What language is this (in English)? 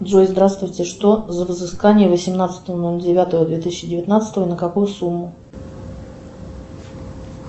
Russian